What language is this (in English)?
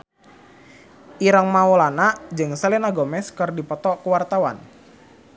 Sundanese